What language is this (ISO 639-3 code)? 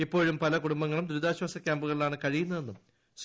mal